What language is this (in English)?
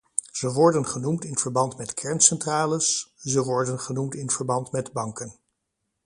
Dutch